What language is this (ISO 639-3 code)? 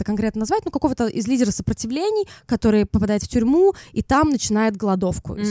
rus